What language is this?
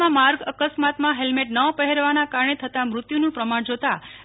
Gujarati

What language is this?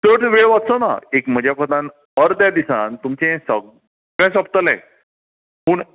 Konkani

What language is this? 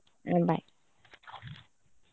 Kannada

